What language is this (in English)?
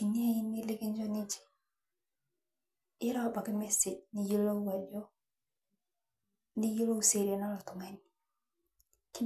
Masai